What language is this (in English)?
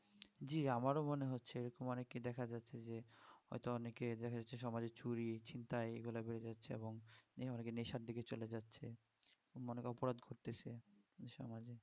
Bangla